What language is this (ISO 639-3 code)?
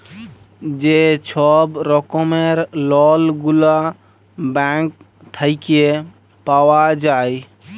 ben